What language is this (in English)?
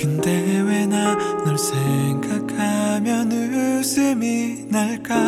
Korean